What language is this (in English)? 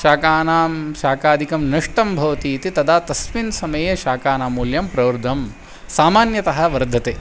Sanskrit